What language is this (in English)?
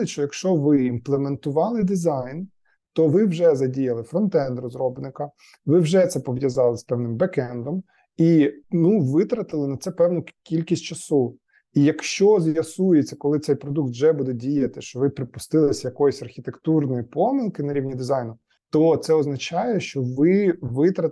Ukrainian